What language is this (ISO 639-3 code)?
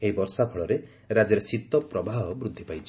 ori